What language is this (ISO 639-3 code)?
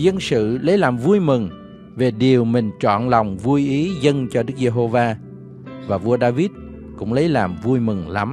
vie